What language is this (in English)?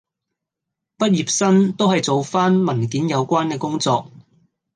Cantonese